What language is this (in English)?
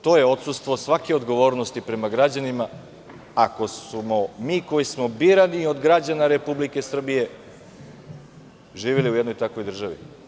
Serbian